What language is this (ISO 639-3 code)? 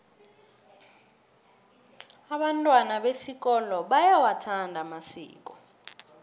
nbl